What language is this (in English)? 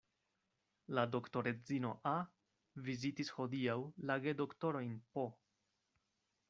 Esperanto